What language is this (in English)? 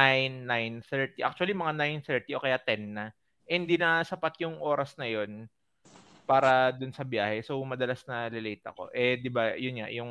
Filipino